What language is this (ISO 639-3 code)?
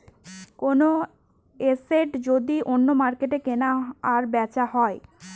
ben